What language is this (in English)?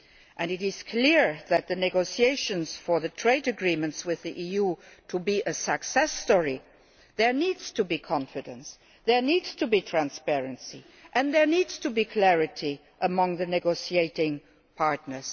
English